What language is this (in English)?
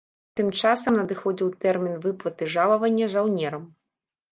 Belarusian